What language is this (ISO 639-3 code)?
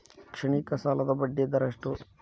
kan